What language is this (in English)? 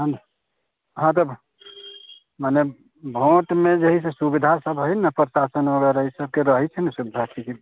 Maithili